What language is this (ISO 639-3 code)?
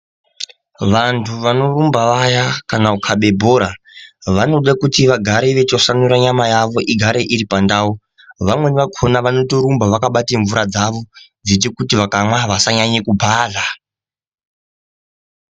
ndc